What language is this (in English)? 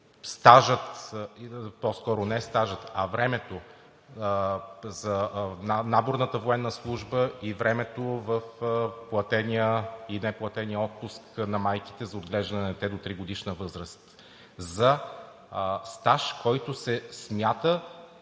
Bulgarian